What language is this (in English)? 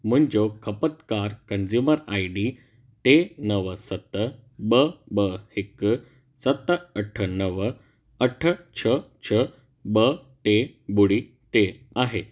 Sindhi